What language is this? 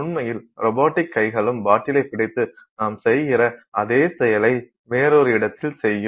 Tamil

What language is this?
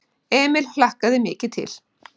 Icelandic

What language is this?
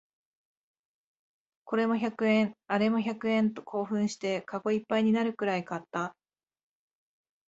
Japanese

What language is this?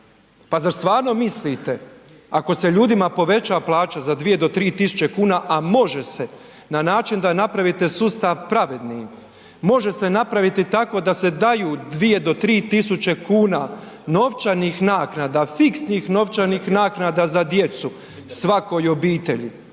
Croatian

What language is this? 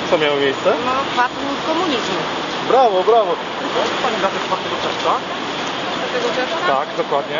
Polish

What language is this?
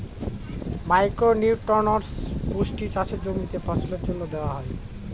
Bangla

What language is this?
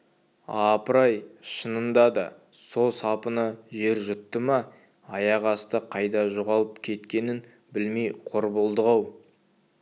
Kazakh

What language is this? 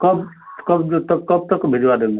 Hindi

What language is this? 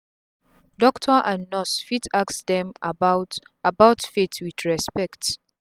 Nigerian Pidgin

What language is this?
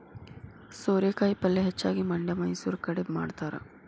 Kannada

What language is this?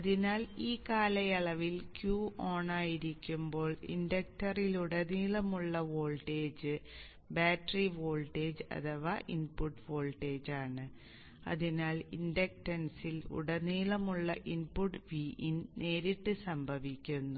Malayalam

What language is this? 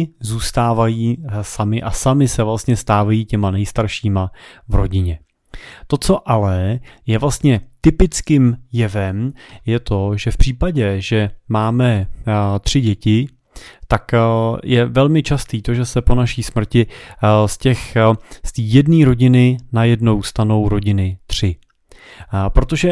Czech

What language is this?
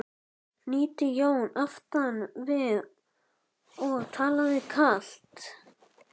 Icelandic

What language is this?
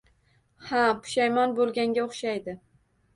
Uzbek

